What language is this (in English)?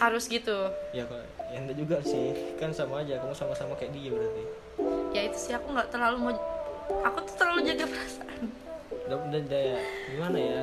Indonesian